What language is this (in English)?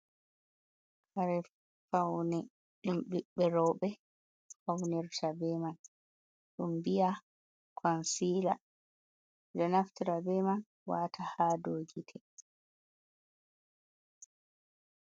Fula